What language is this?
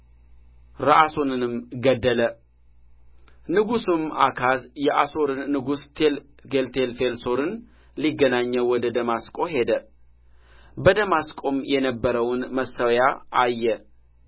Amharic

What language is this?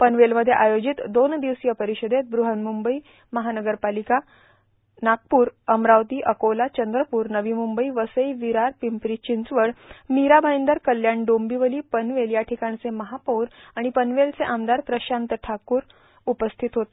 Marathi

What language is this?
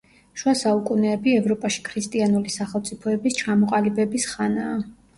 Georgian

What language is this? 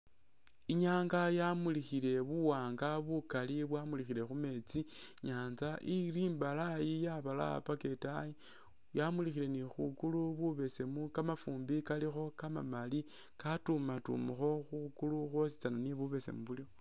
Masaaba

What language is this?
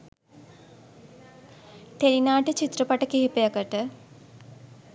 Sinhala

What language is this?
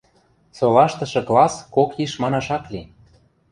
Western Mari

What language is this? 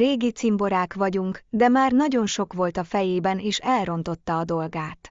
Hungarian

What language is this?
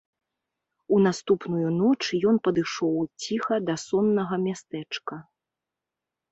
Belarusian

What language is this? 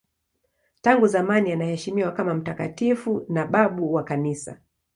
Swahili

